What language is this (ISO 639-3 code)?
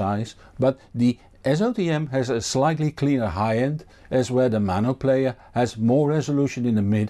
eng